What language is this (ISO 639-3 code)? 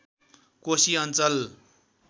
nep